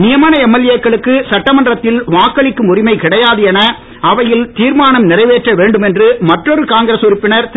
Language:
Tamil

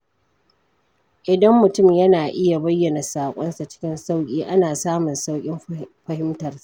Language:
Hausa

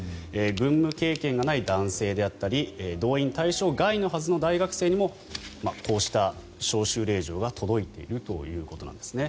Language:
Japanese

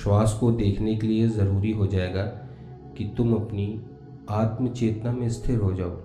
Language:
Hindi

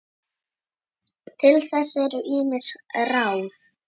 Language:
Icelandic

